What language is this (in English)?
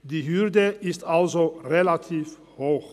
Swiss German